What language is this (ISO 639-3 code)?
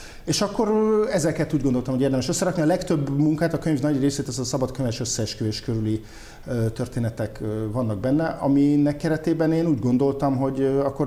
hun